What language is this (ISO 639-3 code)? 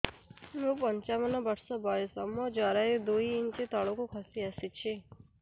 ori